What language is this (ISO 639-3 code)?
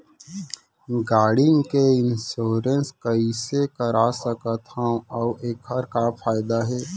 hne